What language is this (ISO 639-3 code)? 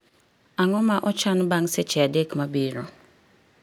luo